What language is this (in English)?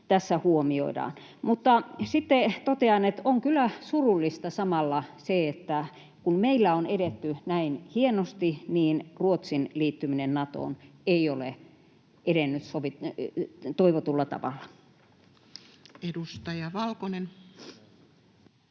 Finnish